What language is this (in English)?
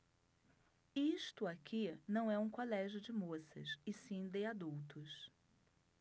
Portuguese